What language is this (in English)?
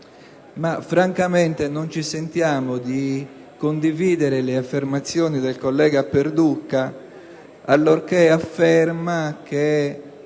Italian